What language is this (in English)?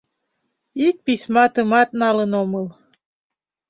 Mari